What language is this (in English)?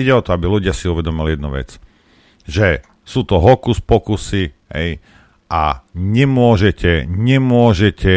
Slovak